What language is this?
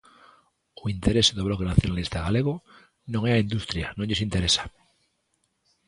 Galician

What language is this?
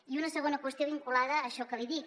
Catalan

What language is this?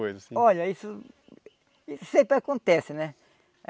Portuguese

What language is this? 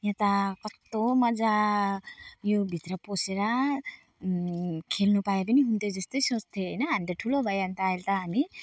Nepali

